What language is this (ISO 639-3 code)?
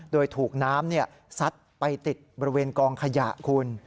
tha